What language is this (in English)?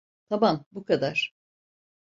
Turkish